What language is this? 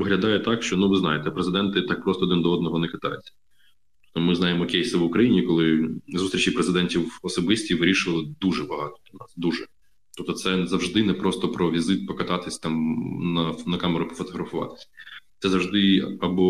Ukrainian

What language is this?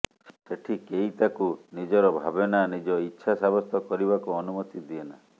Odia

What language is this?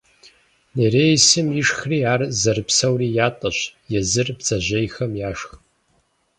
Kabardian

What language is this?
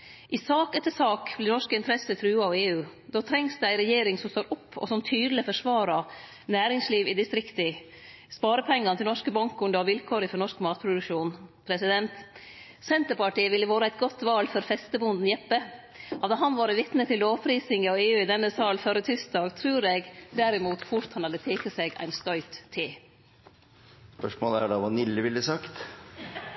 Norwegian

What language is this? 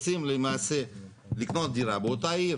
Hebrew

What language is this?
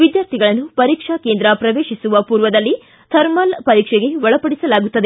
Kannada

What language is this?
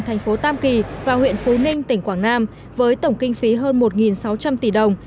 Vietnamese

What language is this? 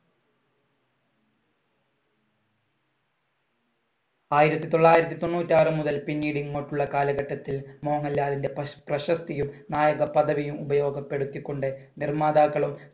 Malayalam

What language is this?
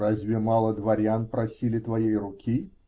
Russian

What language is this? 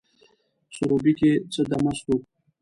Pashto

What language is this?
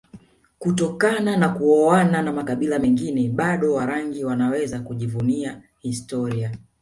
Swahili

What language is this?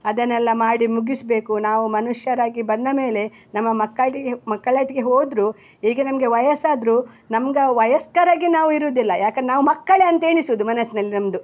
Kannada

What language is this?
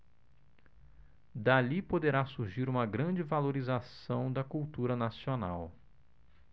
Portuguese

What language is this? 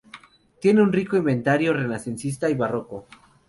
Spanish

